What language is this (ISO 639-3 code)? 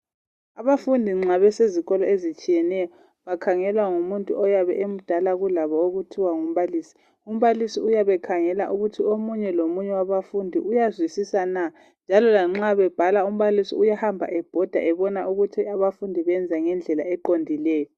nde